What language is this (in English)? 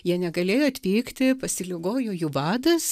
Lithuanian